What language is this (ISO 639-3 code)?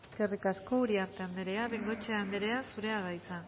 eus